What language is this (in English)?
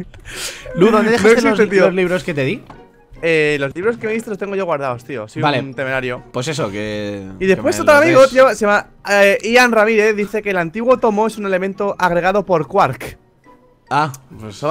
Spanish